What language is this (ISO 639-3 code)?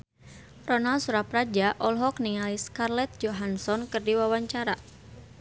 sun